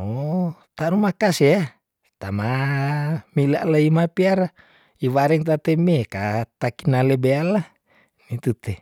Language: Tondano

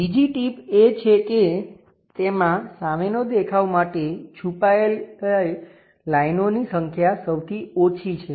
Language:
Gujarati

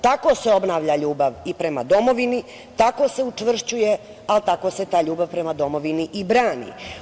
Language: Serbian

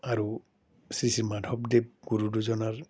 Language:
Assamese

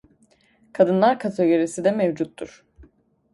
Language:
Turkish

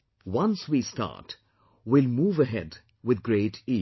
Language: English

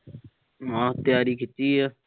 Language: Punjabi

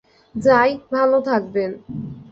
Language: Bangla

